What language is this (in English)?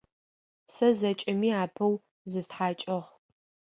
Adyghe